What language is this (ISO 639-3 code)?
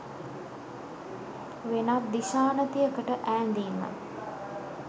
sin